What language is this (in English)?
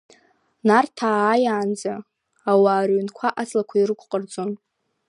Abkhazian